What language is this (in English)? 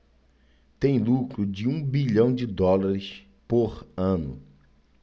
Portuguese